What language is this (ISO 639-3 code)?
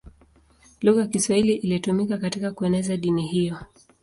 swa